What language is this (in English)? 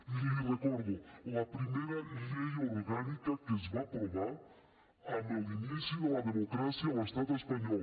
Catalan